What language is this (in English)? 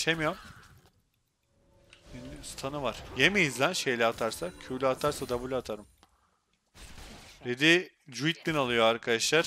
Turkish